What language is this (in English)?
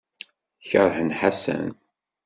Kabyle